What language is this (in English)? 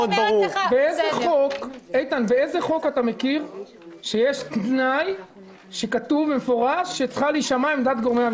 Hebrew